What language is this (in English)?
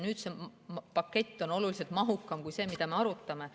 Estonian